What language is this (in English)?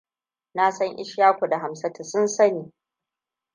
Hausa